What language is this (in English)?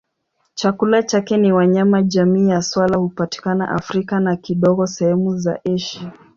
Swahili